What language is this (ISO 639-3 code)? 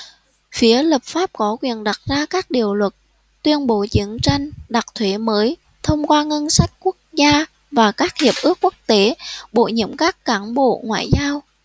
vie